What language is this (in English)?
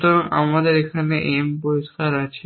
Bangla